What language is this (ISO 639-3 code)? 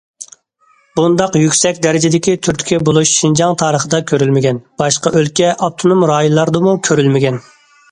uig